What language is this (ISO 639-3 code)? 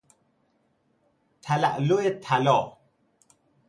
fas